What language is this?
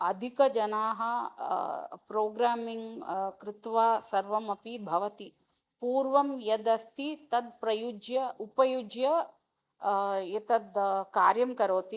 Sanskrit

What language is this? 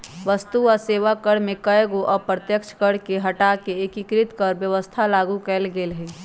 Magahi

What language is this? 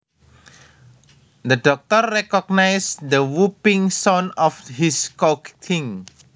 Javanese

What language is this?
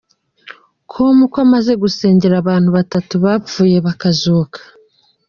Kinyarwanda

